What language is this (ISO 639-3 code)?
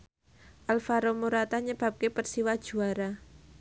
jav